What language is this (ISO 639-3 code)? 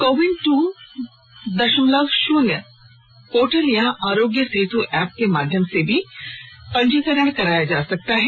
hin